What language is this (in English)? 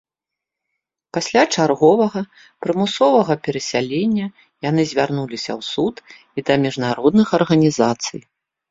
Belarusian